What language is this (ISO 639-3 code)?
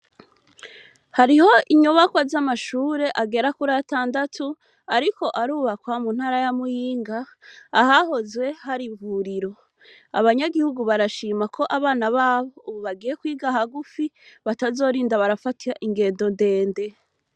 run